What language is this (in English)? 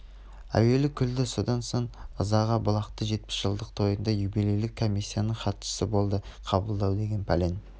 Kazakh